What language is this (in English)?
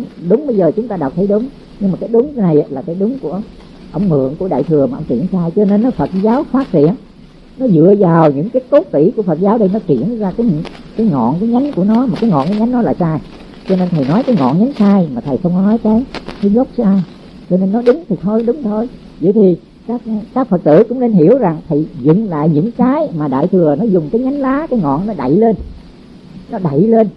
Vietnamese